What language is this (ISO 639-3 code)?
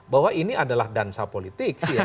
ind